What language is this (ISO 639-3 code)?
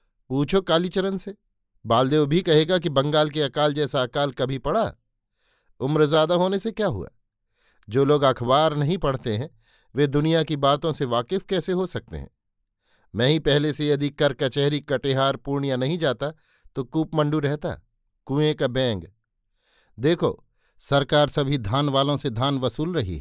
hin